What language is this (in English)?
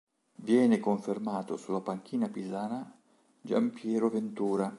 Italian